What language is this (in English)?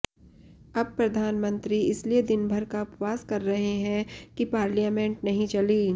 Hindi